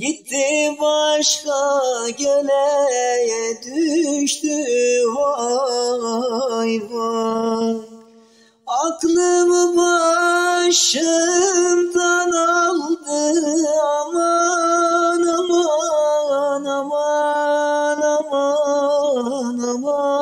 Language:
Turkish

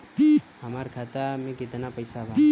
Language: Bhojpuri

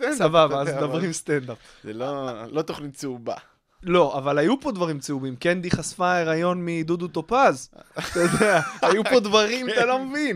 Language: Hebrew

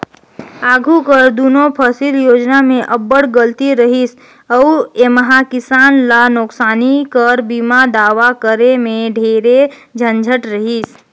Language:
Chhattisgarhi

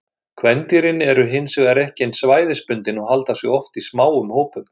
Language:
Icelandic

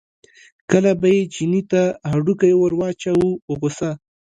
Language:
Pashto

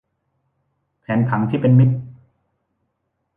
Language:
Thai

